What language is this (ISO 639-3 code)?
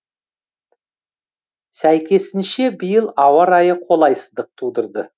kaz